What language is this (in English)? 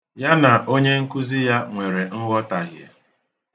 Igbo